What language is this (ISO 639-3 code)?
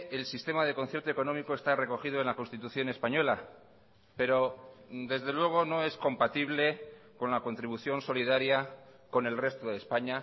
spa